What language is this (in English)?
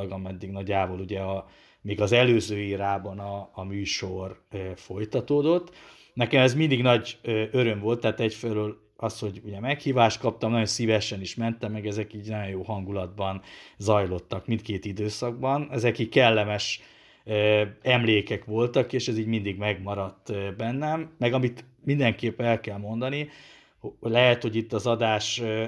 Hungarian